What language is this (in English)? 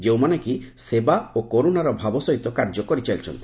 Odia